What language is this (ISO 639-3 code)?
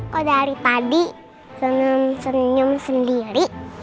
ind